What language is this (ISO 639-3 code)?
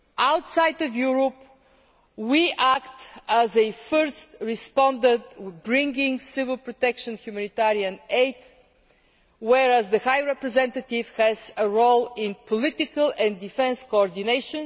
eng